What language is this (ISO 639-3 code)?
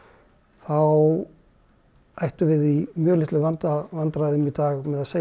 isl